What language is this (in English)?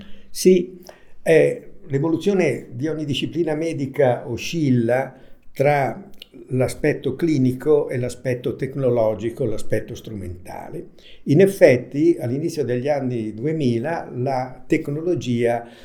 Italian